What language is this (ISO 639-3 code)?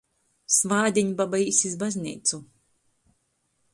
ltg